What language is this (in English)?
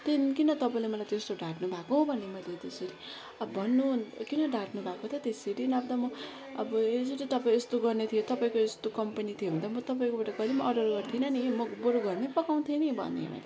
Nepali